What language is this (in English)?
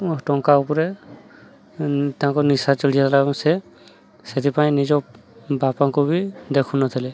Odia